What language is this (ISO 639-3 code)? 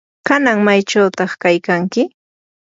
qur